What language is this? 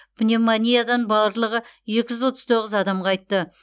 Kazakh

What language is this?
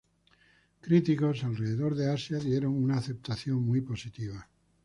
Spanish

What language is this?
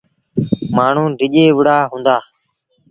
Sindhi Bhil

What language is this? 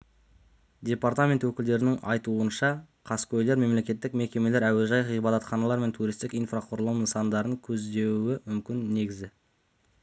Kazakh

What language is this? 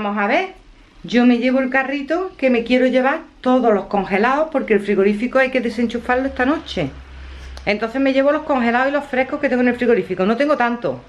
Spanish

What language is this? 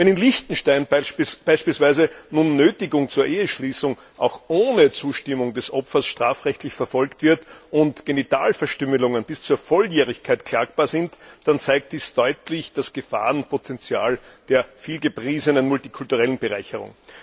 German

